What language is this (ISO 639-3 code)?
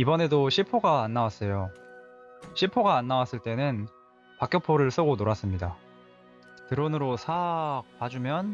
kor